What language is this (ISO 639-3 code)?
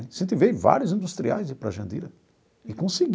por